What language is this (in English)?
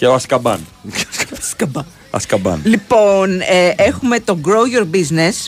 Greek